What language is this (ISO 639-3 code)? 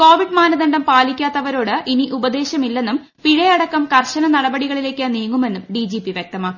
mal